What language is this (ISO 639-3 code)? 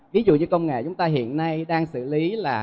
vie